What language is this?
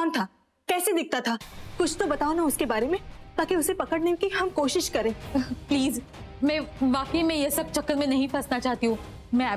Hindi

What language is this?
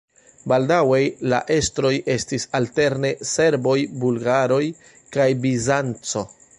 Esperanto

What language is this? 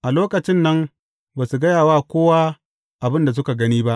Hausa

